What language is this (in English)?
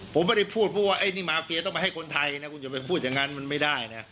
Thai